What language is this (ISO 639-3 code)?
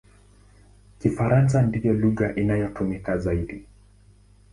swa